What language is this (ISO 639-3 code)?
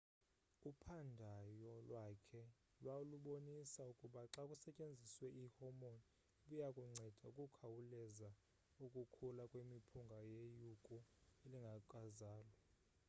xho